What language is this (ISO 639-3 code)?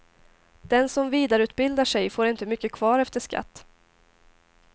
swe